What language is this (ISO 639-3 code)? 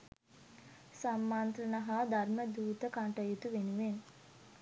sin